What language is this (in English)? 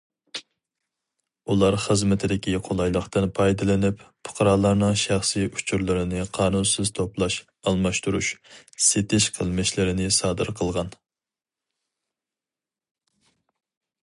Uyghur